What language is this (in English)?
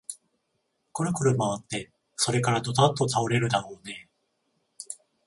Japanese